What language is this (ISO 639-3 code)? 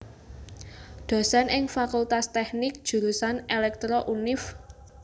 jav